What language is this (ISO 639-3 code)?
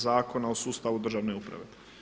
hrv